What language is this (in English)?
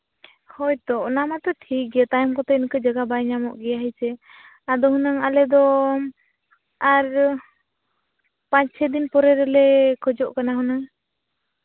Santali